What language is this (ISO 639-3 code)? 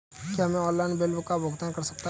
hin